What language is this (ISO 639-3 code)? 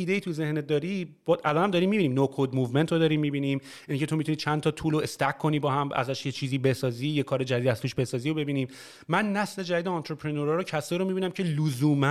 fas